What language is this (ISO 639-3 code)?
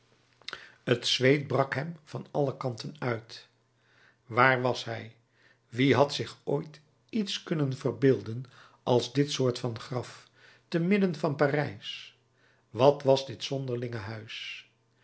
nld